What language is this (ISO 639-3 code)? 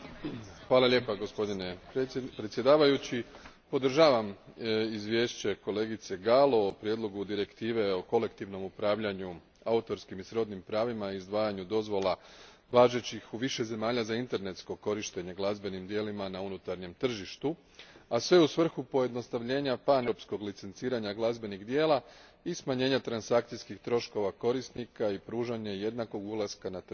hrv